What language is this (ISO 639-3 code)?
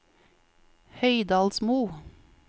nor